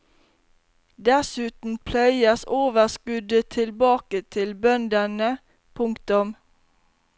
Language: Norwegian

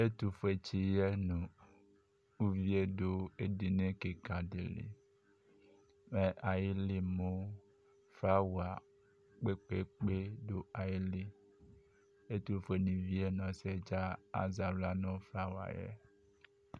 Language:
Ikposo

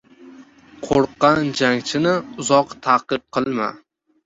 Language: Uzbek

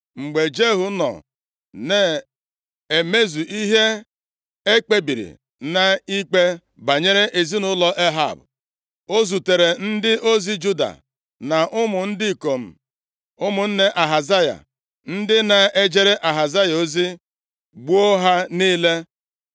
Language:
Igbo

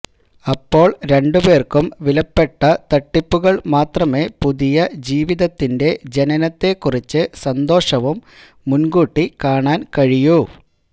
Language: Malayalam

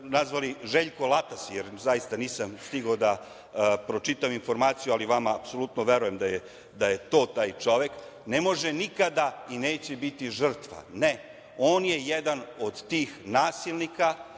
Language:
Serbian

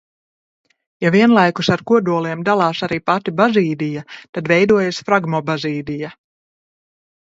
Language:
Latvian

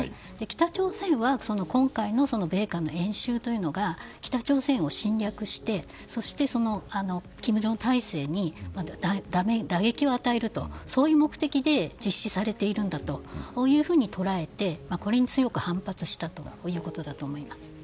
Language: Japanese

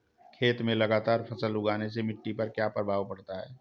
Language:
Hindi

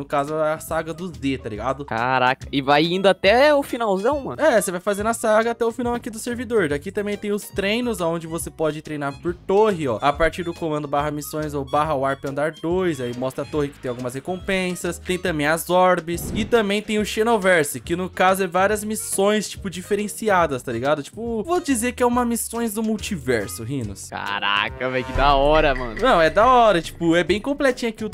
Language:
Portuguese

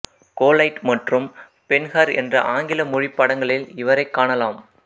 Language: Tamil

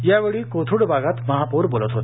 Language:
Marathi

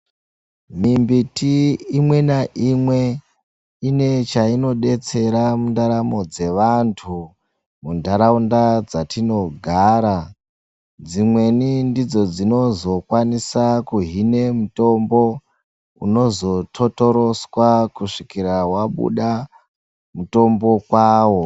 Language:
Ndau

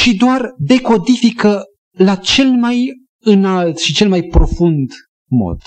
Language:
Romanian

